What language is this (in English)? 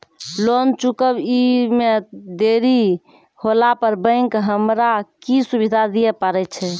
Maithili